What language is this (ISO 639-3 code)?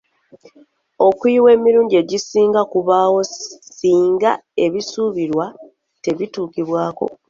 lug